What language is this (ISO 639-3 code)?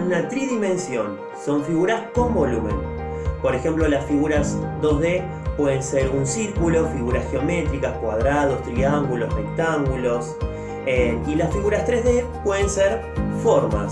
spa